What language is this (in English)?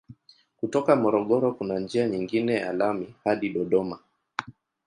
Swahili